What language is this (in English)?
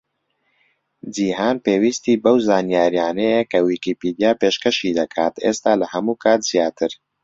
Central Kurdish